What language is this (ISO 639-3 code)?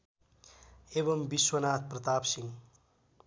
nep